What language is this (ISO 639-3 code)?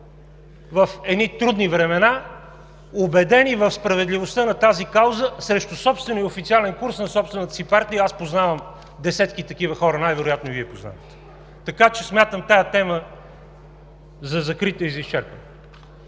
bul